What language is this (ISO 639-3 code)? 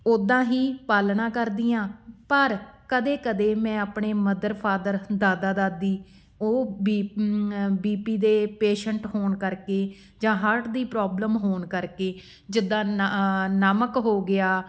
pan